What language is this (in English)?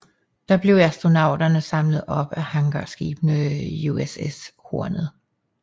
Danish